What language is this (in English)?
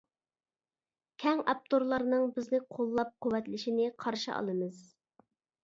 Uyghur